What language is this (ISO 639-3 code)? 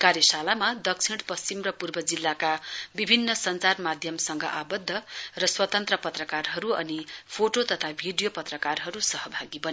nep